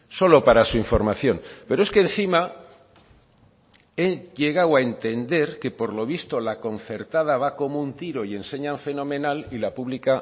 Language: Spanish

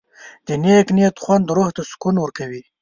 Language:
Pashto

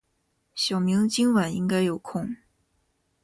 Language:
Chinese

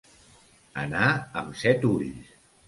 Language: Catalan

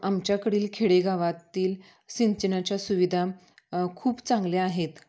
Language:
Marathi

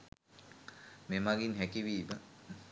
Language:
Sinhala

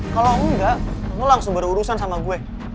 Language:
Indonesian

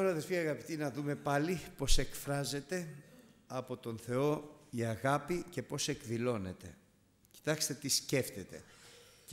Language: Greek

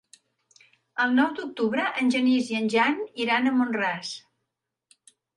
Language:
Catalan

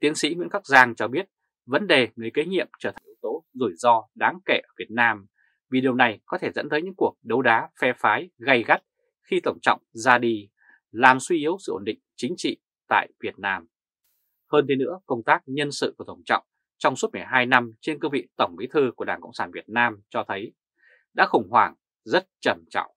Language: Vietnamese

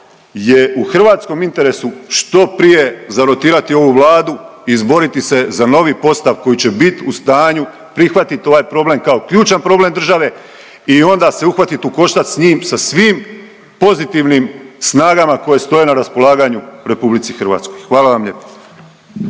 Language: Croatian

